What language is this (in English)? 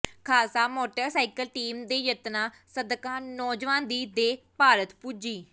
Punjabi